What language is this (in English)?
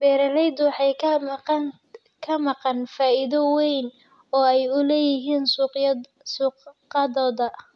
Somali